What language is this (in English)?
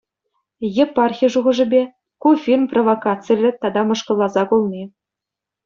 Chuvash